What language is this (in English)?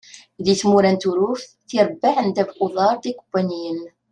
Kabyle